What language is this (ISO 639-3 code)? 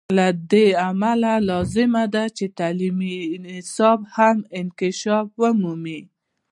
pus